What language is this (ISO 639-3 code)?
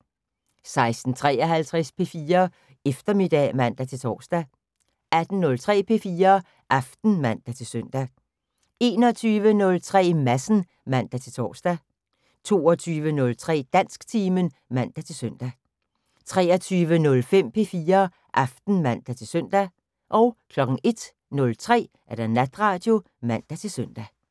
dan